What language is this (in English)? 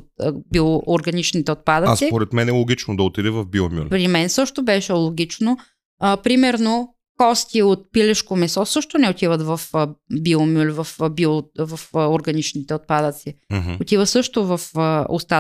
Bulgarian